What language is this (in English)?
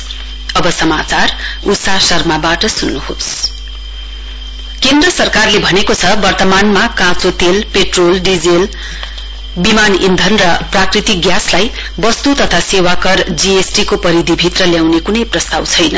Nepali